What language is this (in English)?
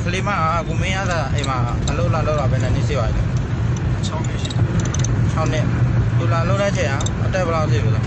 Thai